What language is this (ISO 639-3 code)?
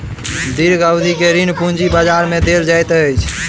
mai